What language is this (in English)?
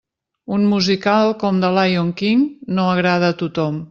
Catalan